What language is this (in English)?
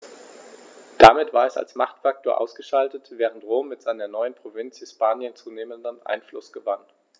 German